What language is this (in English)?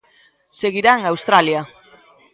Galician